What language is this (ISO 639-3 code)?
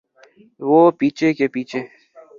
urd